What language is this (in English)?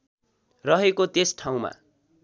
Nepali